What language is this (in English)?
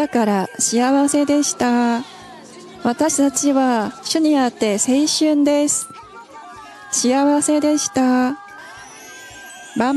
Japanese